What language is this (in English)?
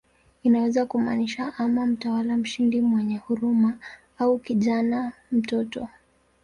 Swahili